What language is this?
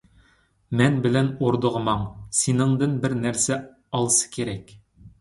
Uyghur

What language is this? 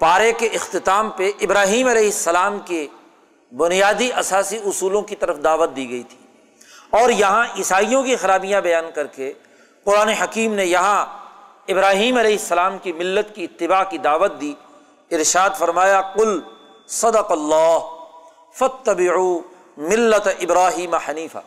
Urdu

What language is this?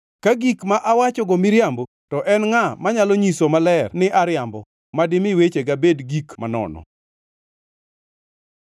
Luo (Kenya and Tanzania)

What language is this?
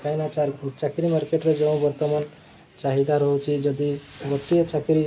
Odia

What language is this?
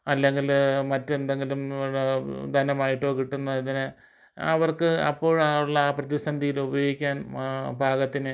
Malayalam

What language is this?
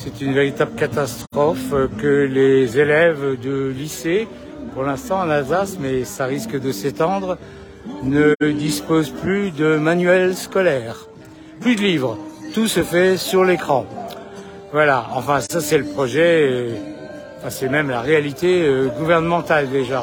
French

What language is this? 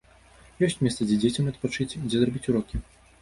Belarusian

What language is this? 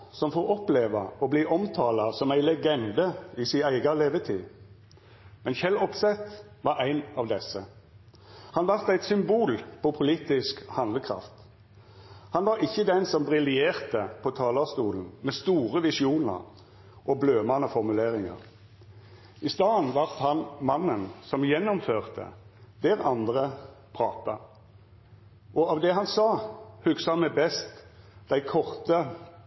Norwegian Nynorsk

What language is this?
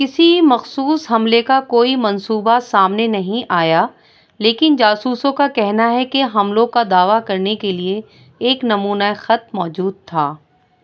Urdu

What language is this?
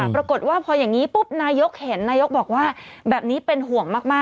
Thai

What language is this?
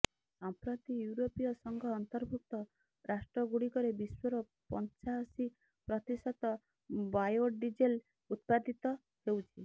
Odia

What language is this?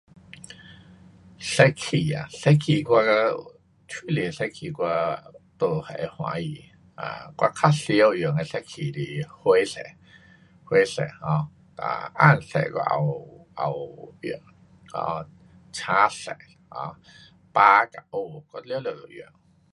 Pu-Xian Chinese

